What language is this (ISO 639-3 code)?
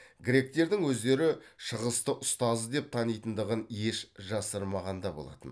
kaz